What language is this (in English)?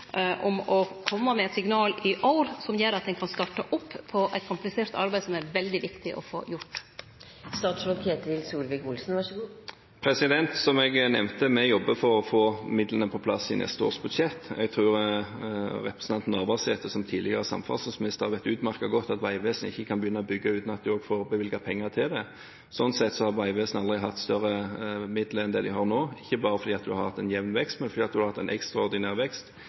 Norwegian